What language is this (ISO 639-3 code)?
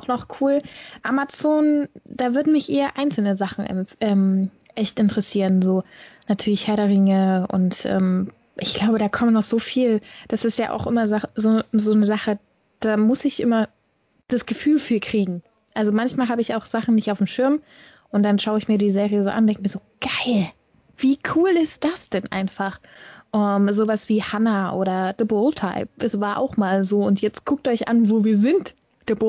deu